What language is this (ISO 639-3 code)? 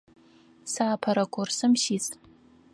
ady